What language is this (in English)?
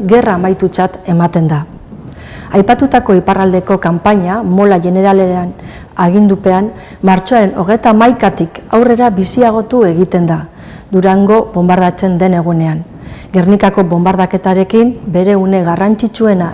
Basque